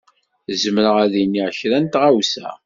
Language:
Kabyle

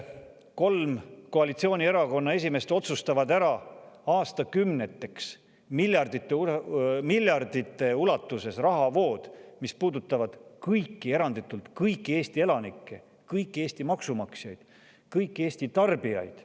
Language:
Estonian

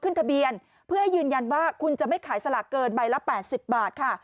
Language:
Thai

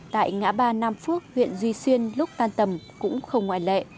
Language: Vietnamese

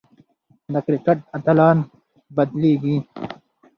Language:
Pashto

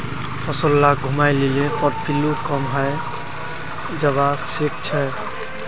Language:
Magahi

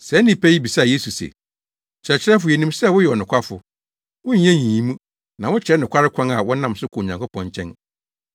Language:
Akan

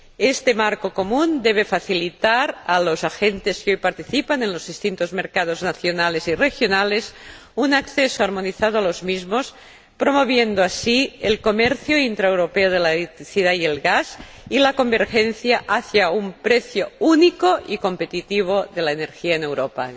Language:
Spanish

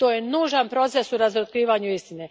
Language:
Croatian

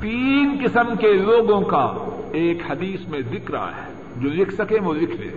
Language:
Urdu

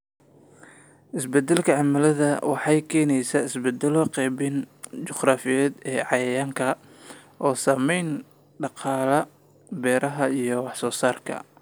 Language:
Somali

